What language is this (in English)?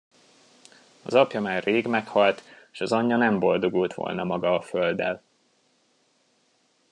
Hungarian